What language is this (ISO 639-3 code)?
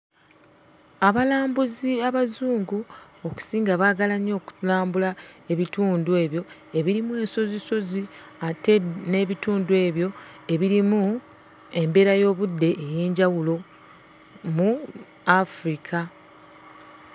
lug